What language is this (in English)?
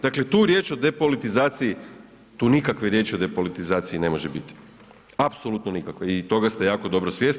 Croatian